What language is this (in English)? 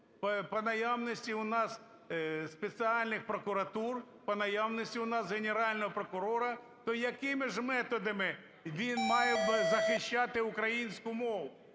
Ukrainian